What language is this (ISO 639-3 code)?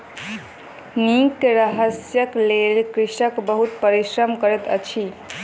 mai